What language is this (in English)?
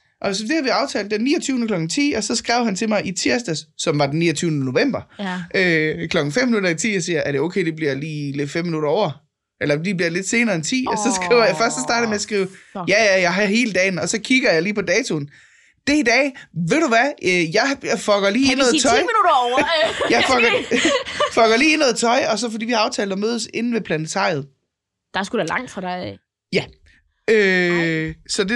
Danish